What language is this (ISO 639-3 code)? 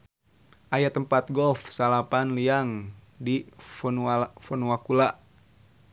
sun